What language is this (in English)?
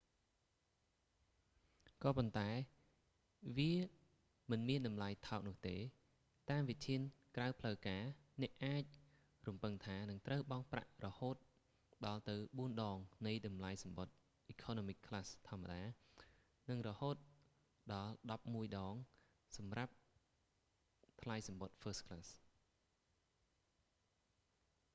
Khmer